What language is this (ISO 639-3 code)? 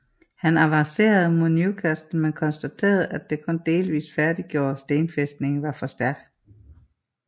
dan